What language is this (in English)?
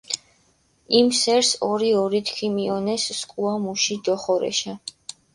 Mingrelian